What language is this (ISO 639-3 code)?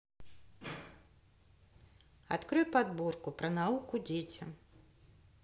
rus